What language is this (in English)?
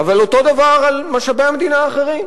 Hebrew